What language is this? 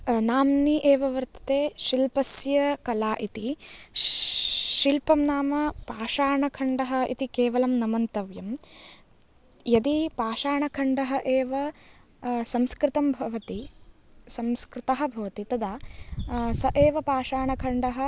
Sanskrit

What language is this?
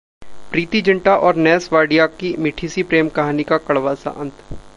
Hindi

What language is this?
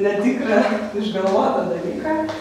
Lithuanian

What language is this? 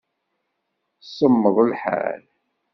Kabyle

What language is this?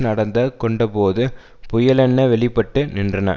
Tamil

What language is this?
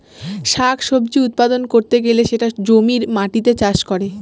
Bangla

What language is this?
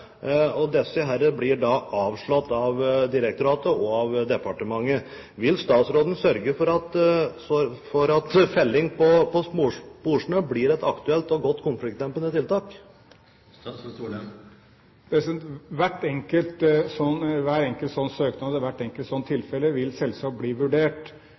Norwegian Bokmål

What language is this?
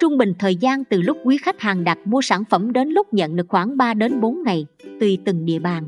Vietnamese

